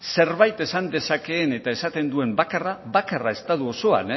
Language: Basque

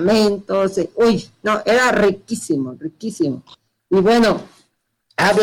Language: Spanish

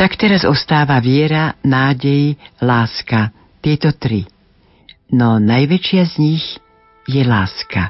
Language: Slovak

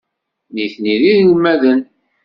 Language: Kabyle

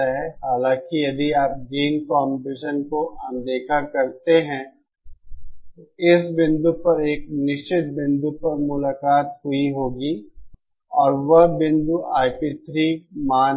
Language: Hindi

